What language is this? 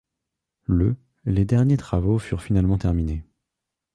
French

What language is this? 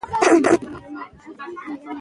Pashto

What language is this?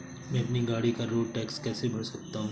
Hindi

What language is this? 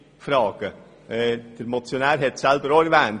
Swiss German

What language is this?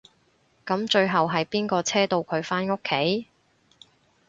Cantonese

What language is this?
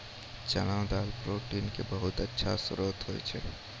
Maithili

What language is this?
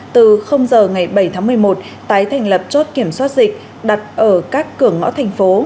Vietnamese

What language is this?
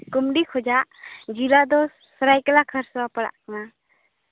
Santali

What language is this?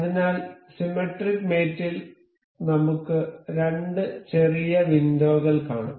Malayalam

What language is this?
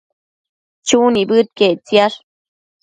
Matsés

